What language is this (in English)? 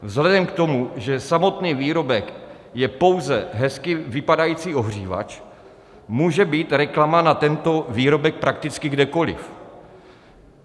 Czech